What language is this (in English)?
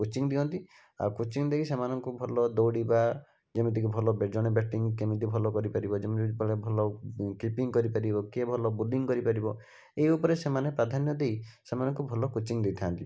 Odia